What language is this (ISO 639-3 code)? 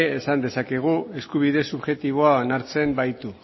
eus